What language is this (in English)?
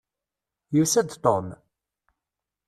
Kabyle